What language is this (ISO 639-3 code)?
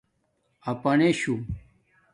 dmk